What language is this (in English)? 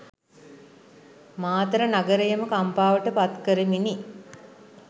Sinhala